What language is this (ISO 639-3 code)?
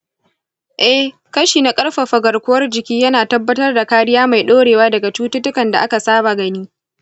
hau